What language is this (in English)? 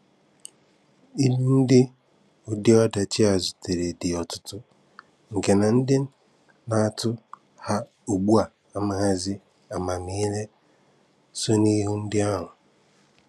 Igbo